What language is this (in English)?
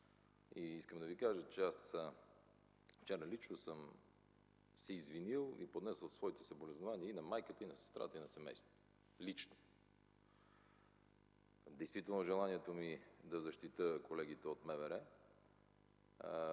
Bulgarian